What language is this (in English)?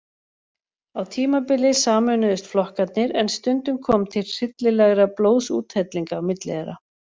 Icelandic